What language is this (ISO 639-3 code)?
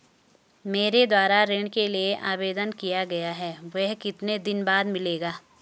hin